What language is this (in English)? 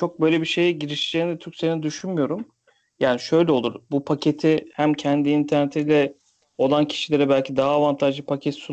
Turkish